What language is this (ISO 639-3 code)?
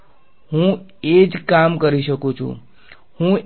guj